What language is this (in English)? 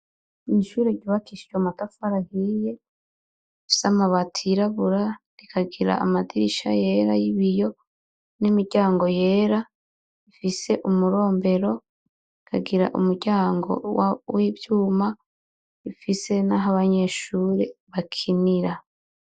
Rundi